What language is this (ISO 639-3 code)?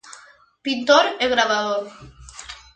glg